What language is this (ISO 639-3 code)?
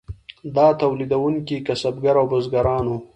pus